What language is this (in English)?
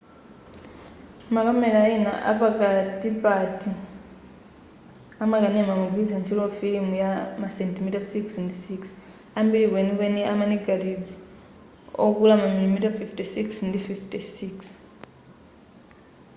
Nyanja